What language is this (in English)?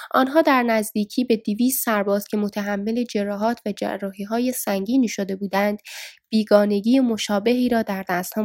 Persian